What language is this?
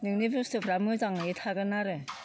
Bodo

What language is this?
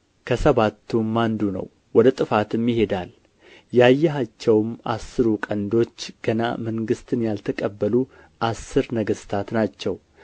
Amharic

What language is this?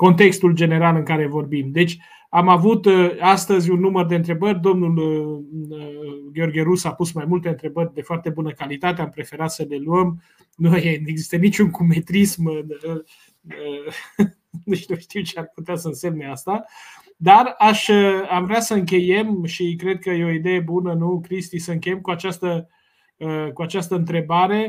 Romanian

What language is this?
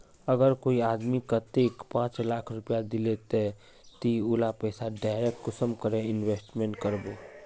Magahi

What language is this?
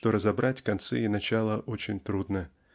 Russian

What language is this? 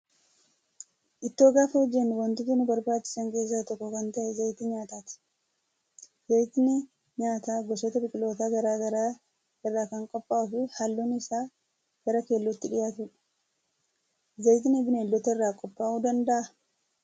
Oromo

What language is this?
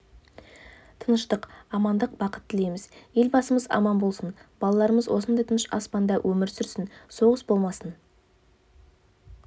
Kazakh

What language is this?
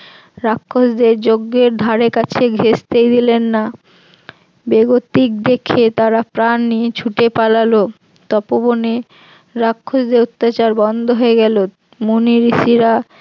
Bangla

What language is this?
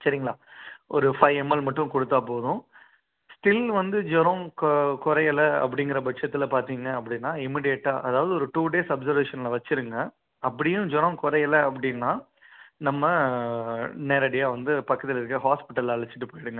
Tamil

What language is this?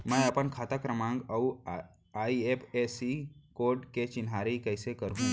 Chhattisgarhi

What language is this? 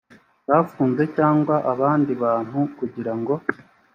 Kinyarwanda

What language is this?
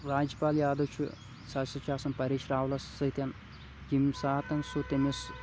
Kashmiri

